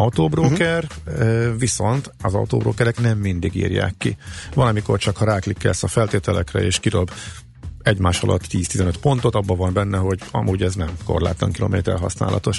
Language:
Hungarian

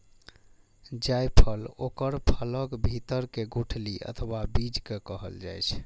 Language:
Maithili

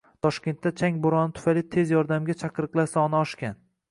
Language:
Uzbek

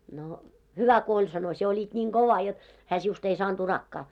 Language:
Finnish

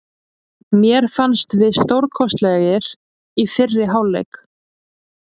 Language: Icelandic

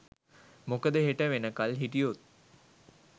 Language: Sinhala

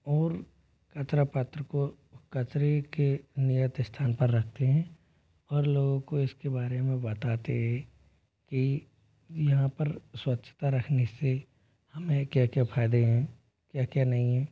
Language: Hindi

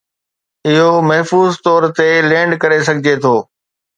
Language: Sindhi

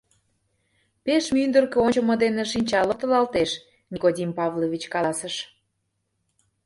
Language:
Mari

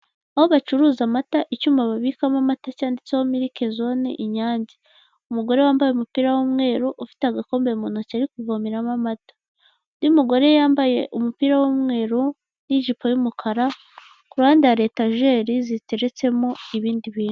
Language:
Kinyarwanda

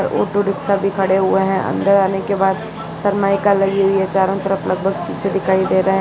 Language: Hindi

